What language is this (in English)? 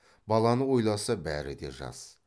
Kazakh